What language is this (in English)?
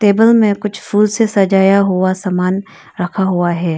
Hindi